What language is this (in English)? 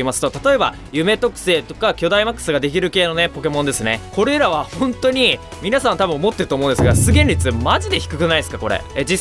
Japanese